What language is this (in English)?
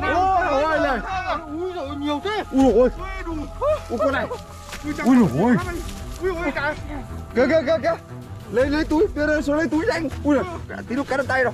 Vietnamese